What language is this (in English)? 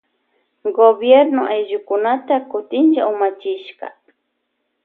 Loja Highland Quichua